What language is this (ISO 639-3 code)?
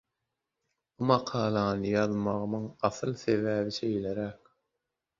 tuk